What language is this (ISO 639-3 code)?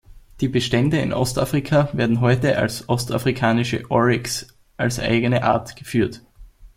deu